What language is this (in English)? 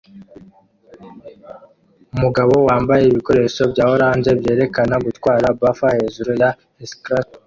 Kinyarwanda